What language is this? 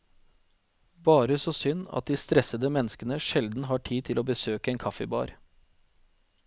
Norwegian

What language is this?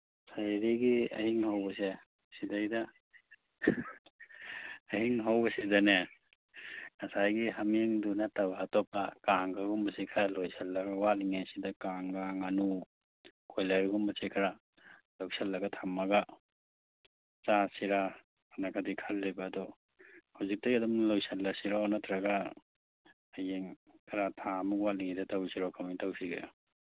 Manipuri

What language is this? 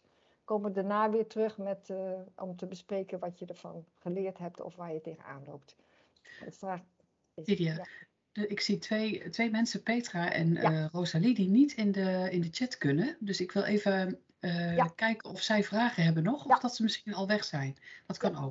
Dutch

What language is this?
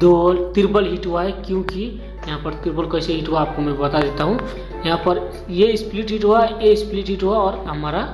Hindi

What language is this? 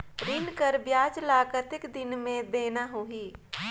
Chhattisgarhi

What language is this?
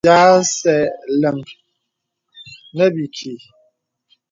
Bebele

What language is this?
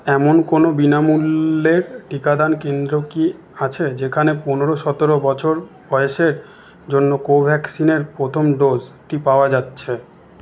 Bangla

